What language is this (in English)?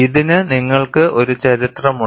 Malayalam